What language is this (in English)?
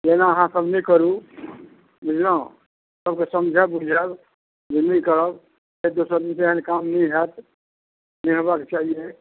Maithili